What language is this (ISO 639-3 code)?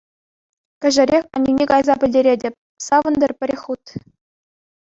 chv